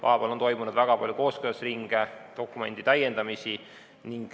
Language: Estonian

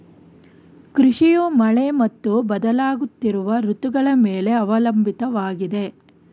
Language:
Kannada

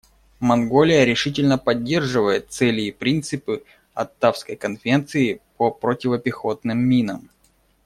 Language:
Russian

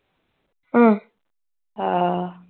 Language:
Punjabi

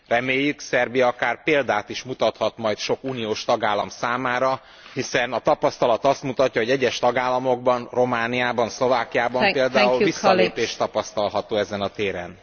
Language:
Hungarian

